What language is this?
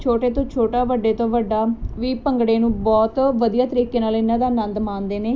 Punjabi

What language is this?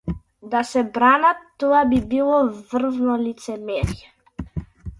Macedonian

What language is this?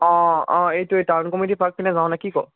Assamese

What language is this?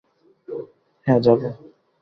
Bangla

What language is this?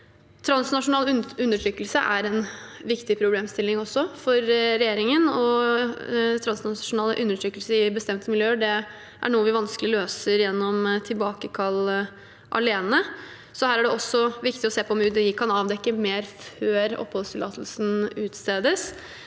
Norwegian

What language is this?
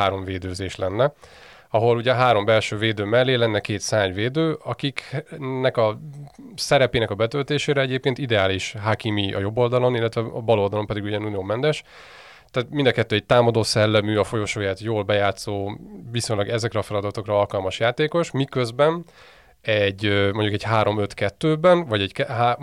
Hungarian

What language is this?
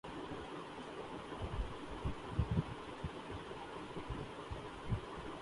Urdu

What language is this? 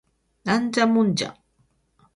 Japanese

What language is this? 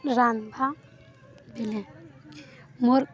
Odia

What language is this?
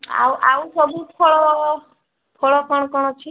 Odia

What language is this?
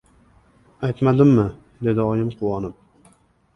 Uzbek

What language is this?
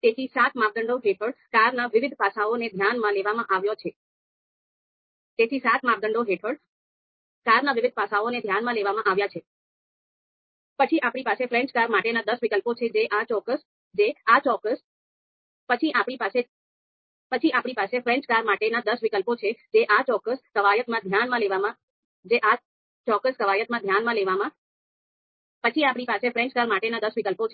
Gujarati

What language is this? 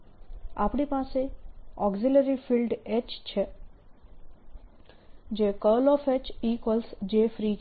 Gujarati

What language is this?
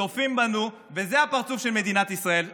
Hebrew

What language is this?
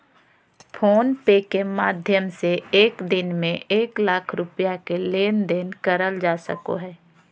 Magahi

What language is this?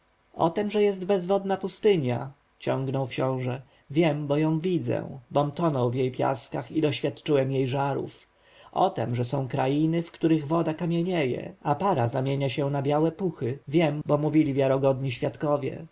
Polish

